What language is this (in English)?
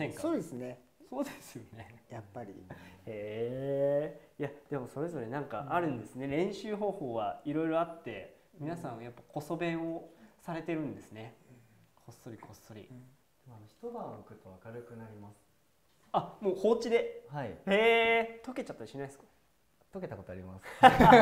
Japanese